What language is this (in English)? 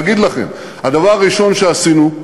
Hebrew